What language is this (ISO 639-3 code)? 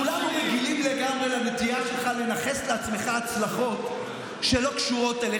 heb